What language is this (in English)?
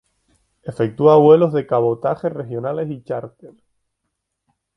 Spanish